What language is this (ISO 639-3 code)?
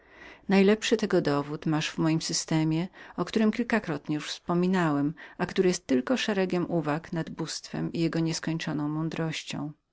pol